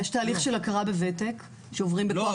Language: Hebrew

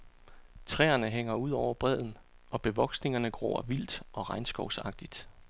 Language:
Danish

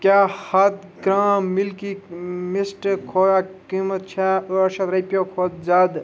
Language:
Kashmiri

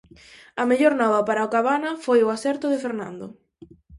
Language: Galician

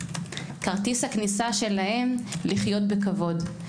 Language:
Hebrew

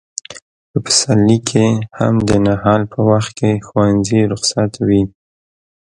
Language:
Pashto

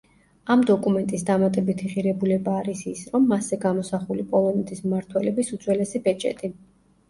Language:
Georgian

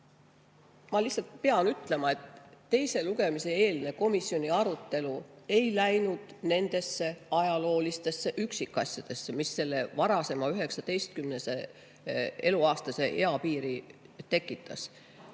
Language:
Estonian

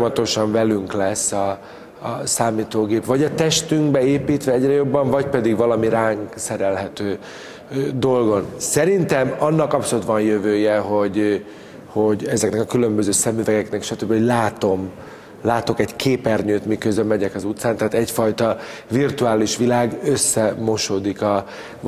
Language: Hungarian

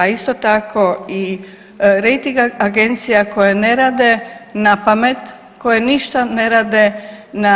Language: Croatian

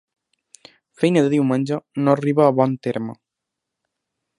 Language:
Catalan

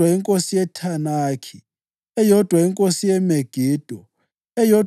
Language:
North Ndebele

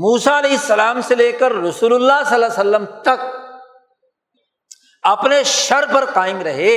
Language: Urdu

